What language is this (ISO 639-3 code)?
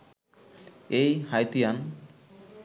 ben